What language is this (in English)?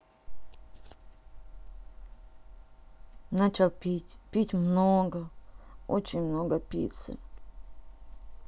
Russian